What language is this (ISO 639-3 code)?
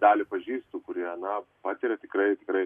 lit